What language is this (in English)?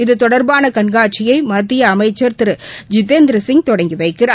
Tamil